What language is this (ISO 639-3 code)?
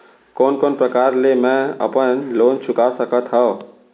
hne